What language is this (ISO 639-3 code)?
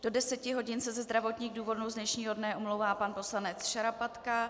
ces